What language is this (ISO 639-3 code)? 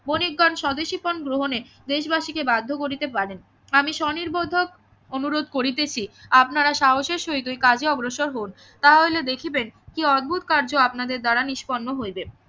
ben